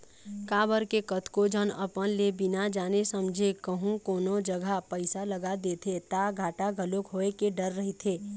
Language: Chhattisgarhi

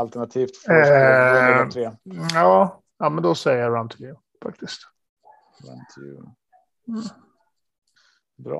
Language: Swedish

